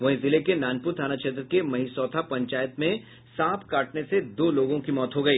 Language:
Hindi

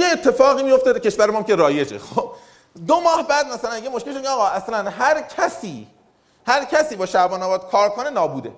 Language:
Persian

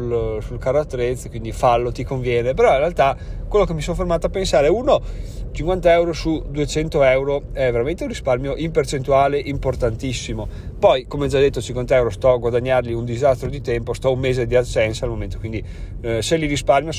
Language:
Italian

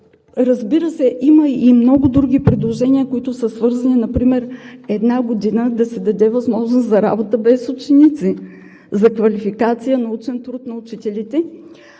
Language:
Bulgarian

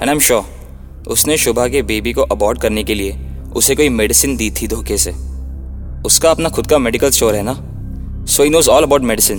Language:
Hindi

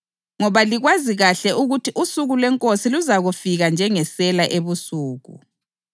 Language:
North Ndebele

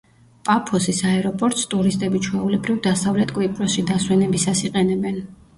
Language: Georgian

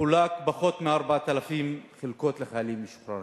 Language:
Hebrew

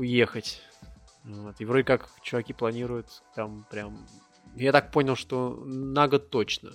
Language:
Russian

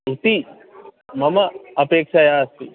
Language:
Sanskrit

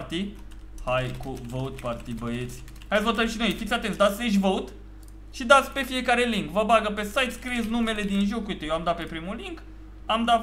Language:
Romanian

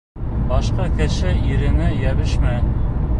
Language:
Bashkir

